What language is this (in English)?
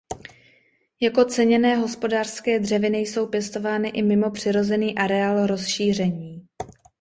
Czech